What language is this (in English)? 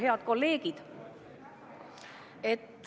Estonian